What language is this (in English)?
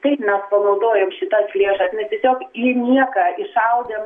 Lithuanian